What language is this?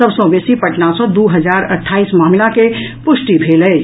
Maithili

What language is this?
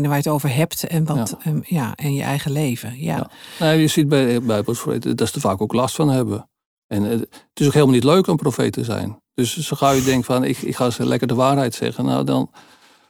Dutch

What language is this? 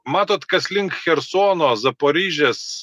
Lithuanian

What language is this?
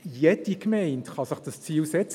Swiss German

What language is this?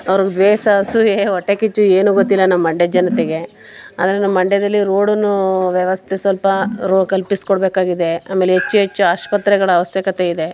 Kannada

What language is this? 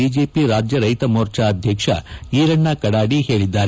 Kannada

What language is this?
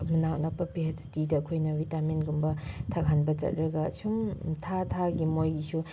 Manipuri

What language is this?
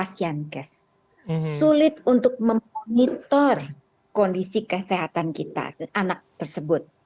Indonesian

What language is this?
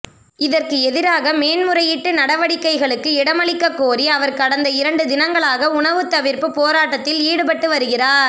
Tamil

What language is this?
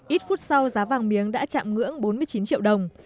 Vietnamese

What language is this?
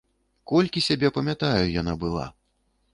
Belarusian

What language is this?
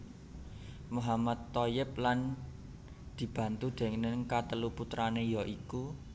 Javanese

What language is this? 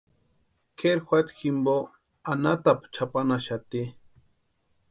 Western Highland Purepecha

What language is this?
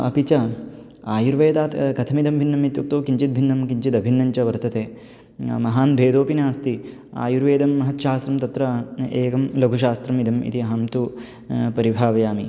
Sanskrit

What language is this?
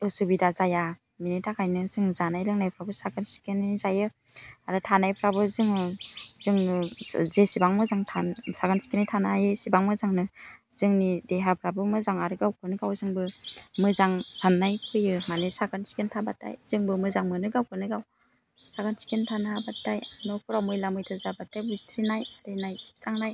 Bodo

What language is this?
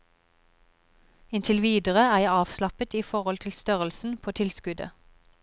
Norwegian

